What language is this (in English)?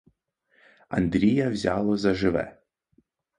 Ukrainian